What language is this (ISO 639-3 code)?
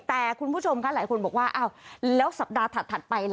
tha